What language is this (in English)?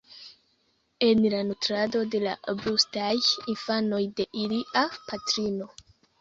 Esperanto